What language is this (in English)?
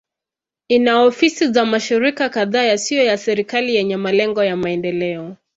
Swahili